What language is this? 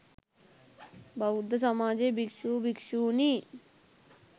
Sinhala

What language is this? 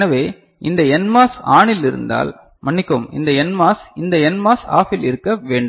Tamil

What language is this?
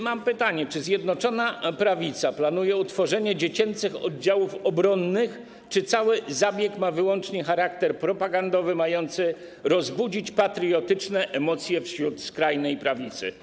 Polish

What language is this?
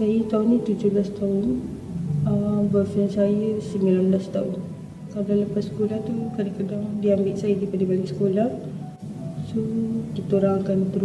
Malay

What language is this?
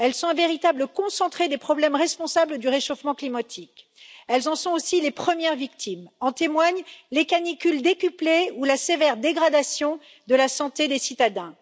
French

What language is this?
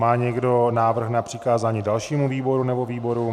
Czech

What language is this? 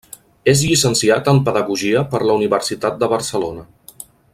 Catalan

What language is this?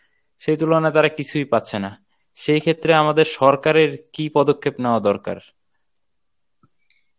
Bangla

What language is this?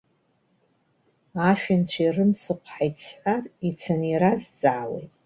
Abkhazian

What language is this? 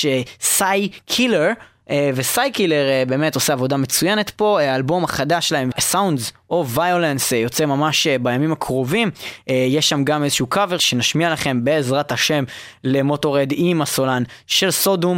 Hebrew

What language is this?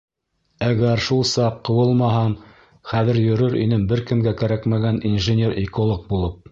Bashkir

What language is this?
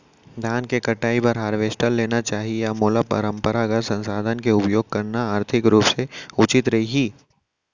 Chhattisgarhi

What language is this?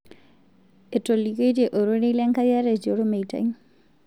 Masai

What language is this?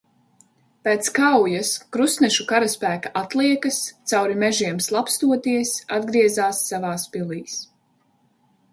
Latvian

